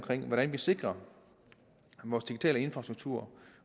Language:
Danish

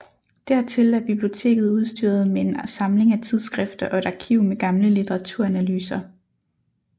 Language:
Danish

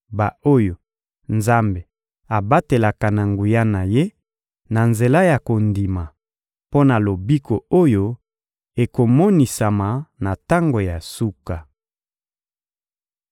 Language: Lingala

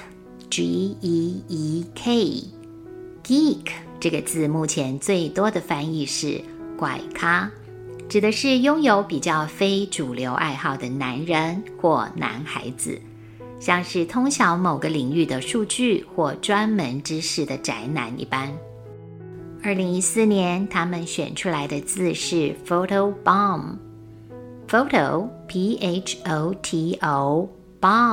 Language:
Chinese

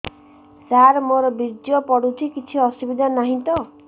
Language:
Odia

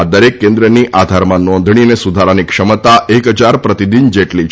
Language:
Gujarati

